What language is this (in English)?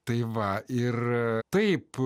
Lithuanian